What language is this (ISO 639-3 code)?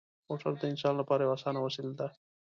pus